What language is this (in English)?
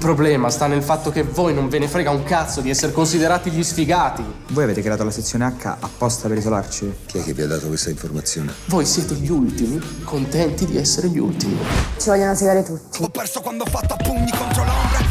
Italian